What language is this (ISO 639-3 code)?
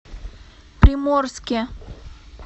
rus